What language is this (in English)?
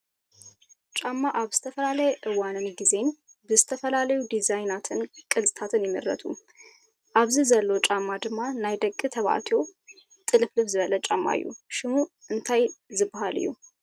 Tigrinya